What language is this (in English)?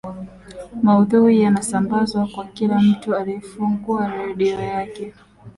Swahili